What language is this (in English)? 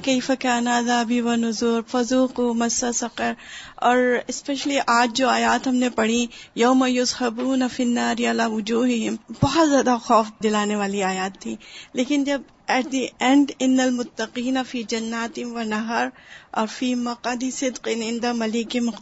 Urdu